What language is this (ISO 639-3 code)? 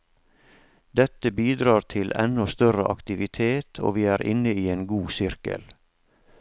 nor